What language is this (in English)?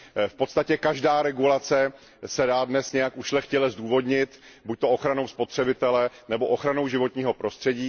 Czech